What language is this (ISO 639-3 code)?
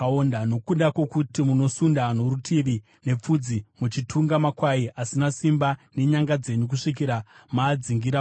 sna